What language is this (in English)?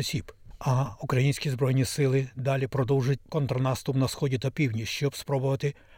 Ukrainian